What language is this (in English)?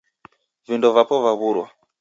Taita